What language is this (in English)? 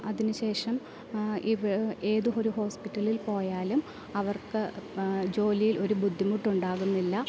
Malayalam